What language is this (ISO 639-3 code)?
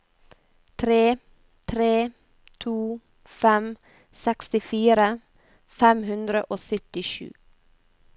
nor